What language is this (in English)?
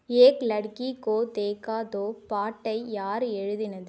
Tamil